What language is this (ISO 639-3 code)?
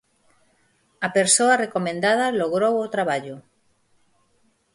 glg